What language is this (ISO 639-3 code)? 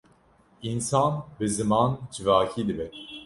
kur